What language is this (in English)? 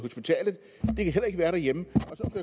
Danish